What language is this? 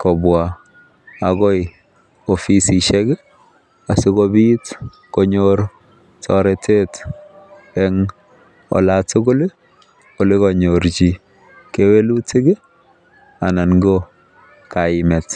Kalenjin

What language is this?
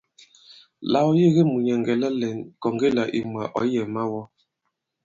Bankon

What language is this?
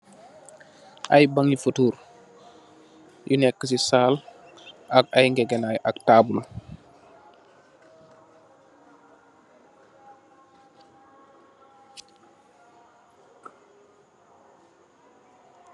Wolof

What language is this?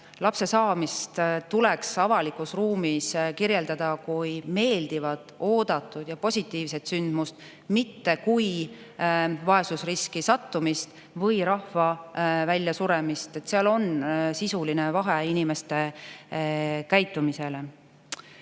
Estonian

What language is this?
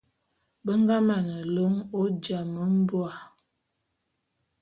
Bulu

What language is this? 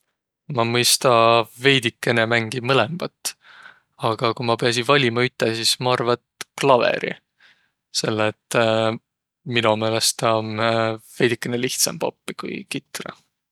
Võro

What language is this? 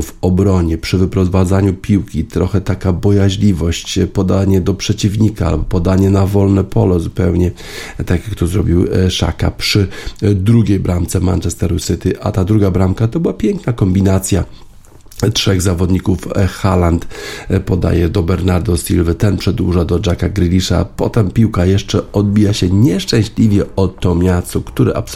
Polish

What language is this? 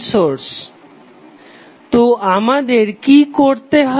Bangla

